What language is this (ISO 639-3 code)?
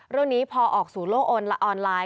tha